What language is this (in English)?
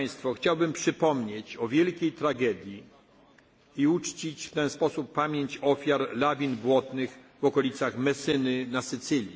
Polish